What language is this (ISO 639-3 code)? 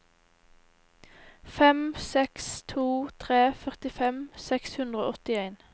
nor